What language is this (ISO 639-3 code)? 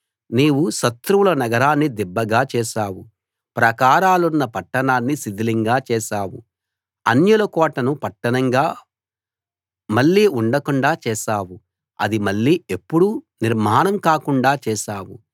tel